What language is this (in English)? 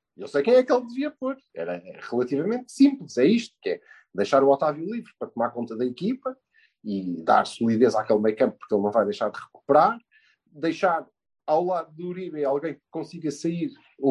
Portuguese